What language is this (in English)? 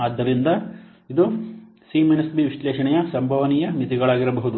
Kannada